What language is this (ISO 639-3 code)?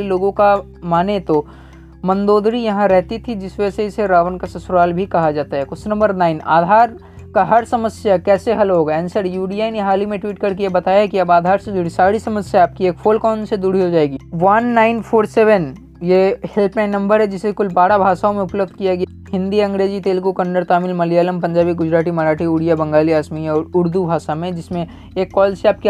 hin